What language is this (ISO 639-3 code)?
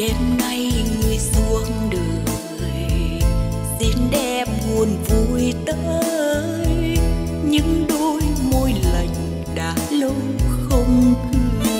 vie